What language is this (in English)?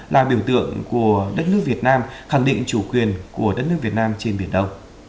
Vietnamese